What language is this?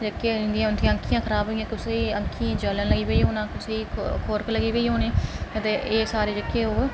Dogri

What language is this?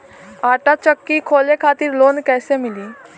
Bhojpuri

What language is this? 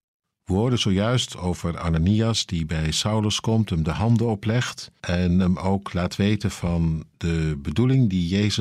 Dutch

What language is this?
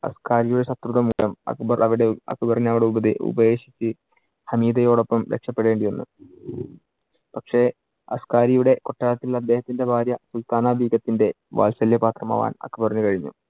Malayalam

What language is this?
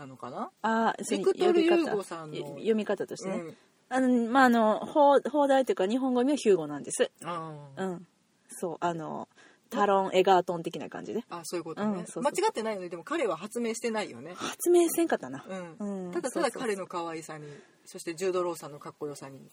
Japanese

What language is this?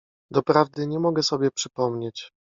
Polish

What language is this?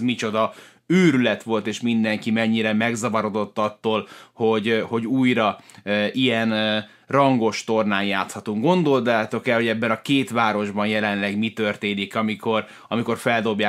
Hungarian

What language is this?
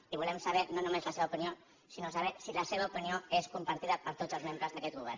Catalan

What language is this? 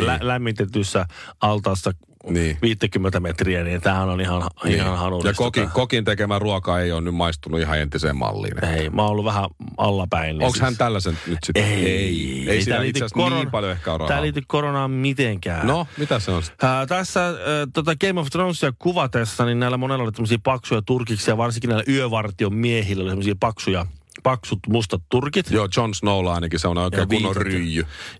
Finnish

